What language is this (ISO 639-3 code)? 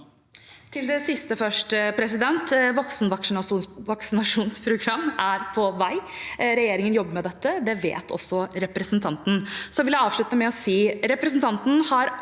nor